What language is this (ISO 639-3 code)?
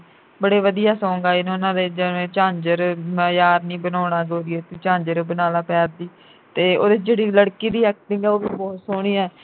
pan